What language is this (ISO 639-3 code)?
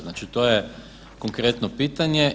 hrv